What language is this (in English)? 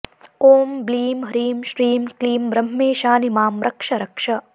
Sanskrit